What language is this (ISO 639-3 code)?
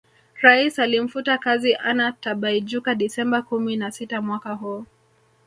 swa